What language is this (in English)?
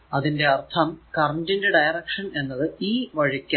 Malayalam